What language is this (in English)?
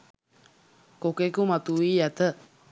Sinhala